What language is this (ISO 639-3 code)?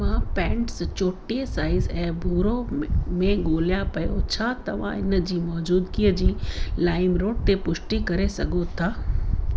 snd